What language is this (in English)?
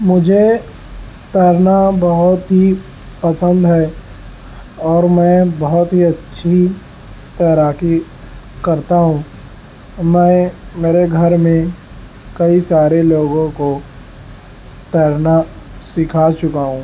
Urdu